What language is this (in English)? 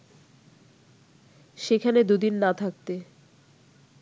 Bangla